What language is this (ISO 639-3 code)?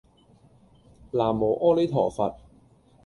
yue